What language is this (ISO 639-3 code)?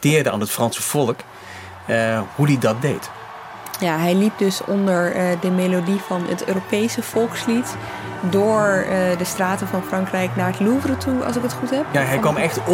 nld